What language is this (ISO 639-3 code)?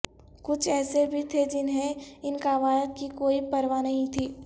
urd